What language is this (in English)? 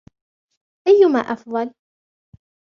Arabic